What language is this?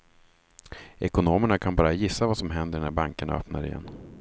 Swedish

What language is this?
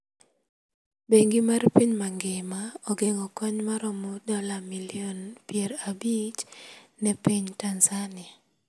Luo (Kenya and Tanzania)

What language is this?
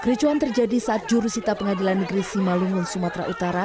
Indonesian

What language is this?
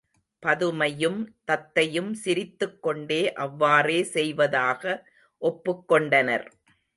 Tamil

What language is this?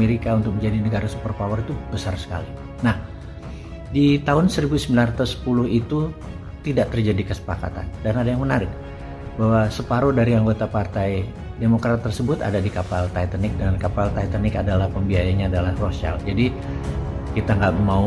Indonesian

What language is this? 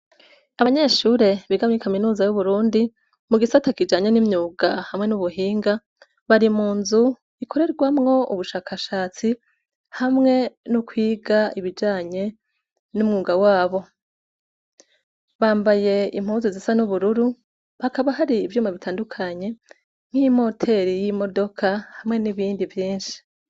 Rundi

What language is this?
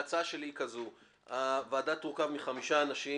Hebrew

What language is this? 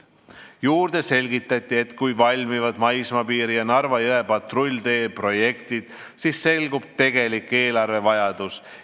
Estonian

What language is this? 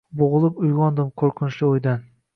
Uzbek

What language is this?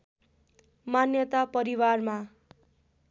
Nepali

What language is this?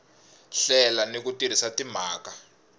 Tsonga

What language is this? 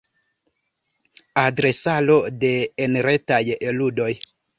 Esperanto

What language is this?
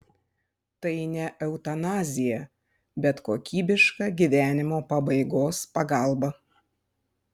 Lithuanian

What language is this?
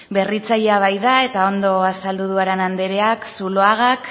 Basque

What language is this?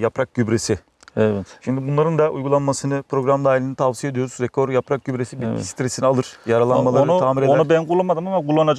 Turkish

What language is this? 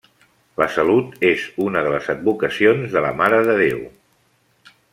Catalan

